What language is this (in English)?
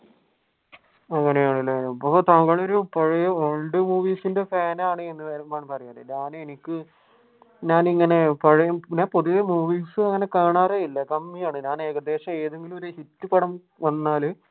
Malayalam